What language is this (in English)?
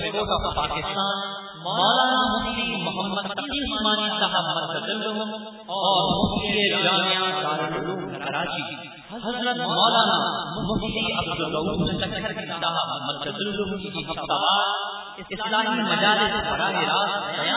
Urdu